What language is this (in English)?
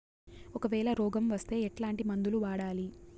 Telugu